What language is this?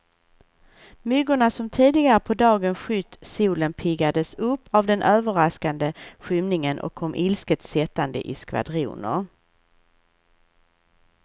Swedish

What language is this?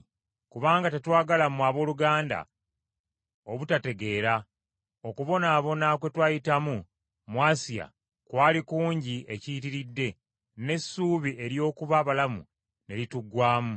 Ganda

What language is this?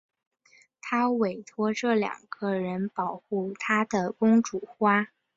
Chinese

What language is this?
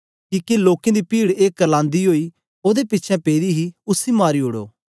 Dogri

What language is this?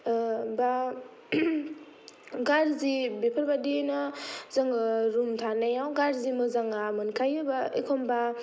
Bodo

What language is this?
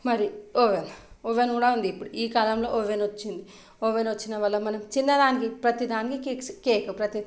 Telugu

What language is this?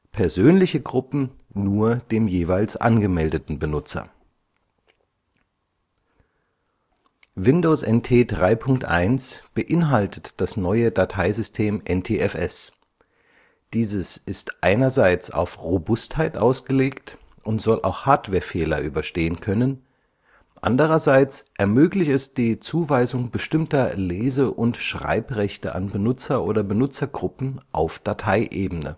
German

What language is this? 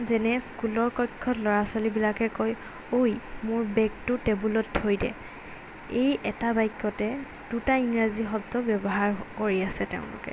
Assamese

